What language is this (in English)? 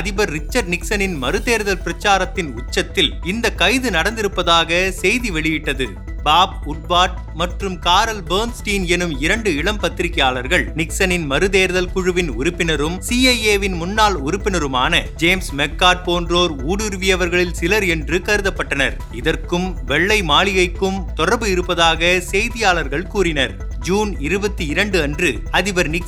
Tamil